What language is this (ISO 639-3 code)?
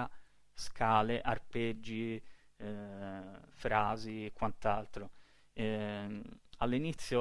ita